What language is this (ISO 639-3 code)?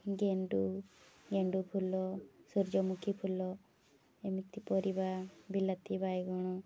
ori